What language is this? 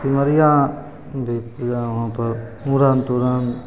Maithili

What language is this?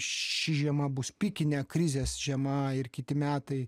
Lithuanian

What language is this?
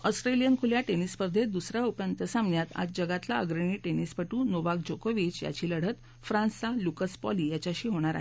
Marathi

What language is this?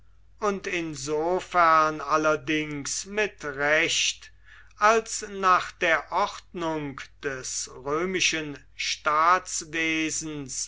German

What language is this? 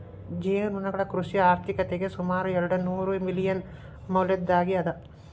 Kannada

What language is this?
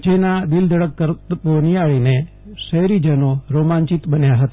Gujarati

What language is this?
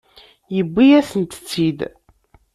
Kabyle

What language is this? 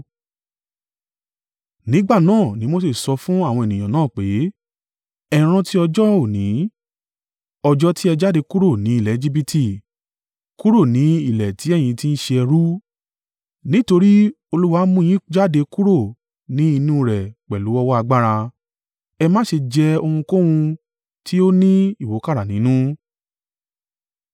Yoruba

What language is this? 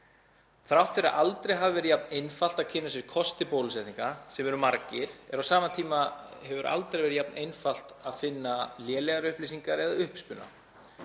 Icelandic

